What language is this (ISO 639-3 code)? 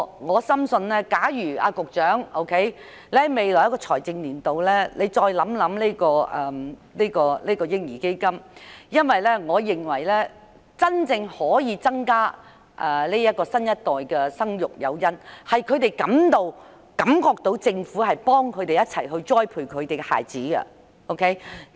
yue